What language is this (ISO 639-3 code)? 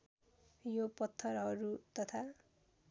nep